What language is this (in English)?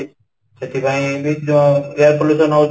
Odia